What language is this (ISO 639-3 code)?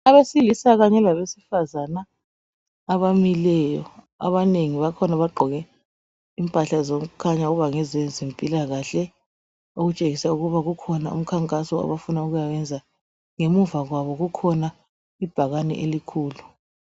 nde